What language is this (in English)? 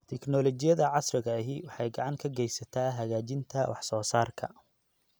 Somali